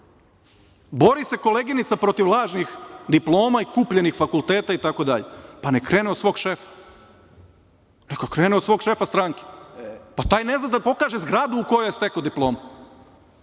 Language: Serbian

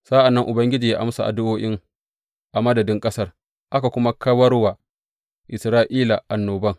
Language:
Hausa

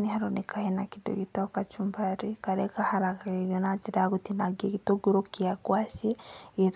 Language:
Kikuyu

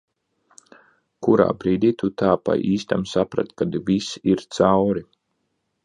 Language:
Latvian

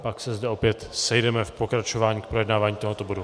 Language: Czech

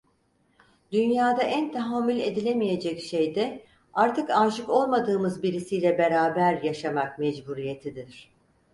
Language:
Turkish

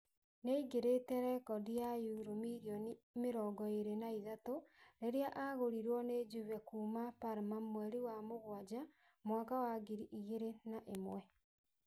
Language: Kikuyu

